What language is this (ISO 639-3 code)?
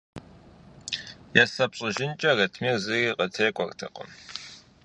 kbd